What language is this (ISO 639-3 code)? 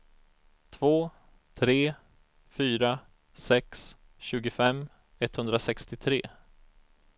swe